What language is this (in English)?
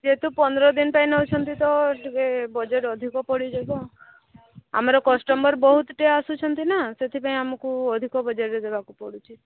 Odia